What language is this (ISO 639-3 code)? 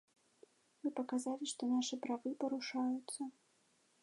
bel